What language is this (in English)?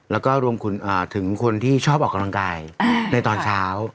Thai